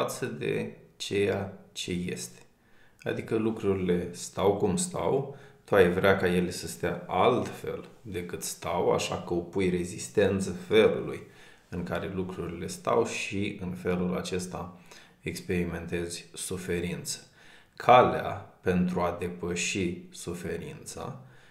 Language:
Romanian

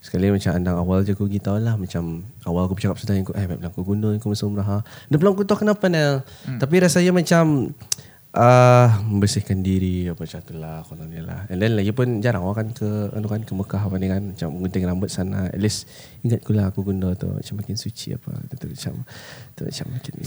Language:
Malay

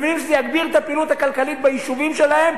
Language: Hebrew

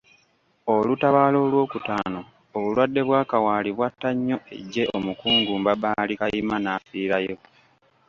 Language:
Ganda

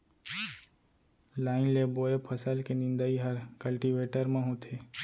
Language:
Chhattisgarhi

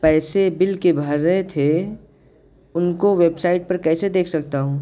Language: Urdu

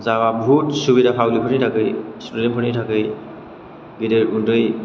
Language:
Bodo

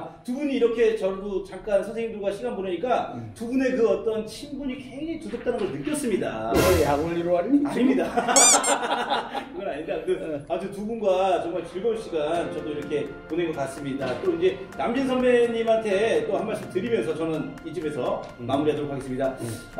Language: Korean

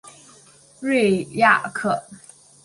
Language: Chinese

